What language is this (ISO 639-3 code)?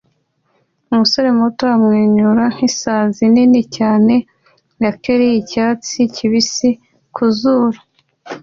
kin